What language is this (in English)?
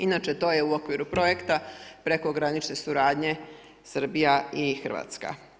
Croatian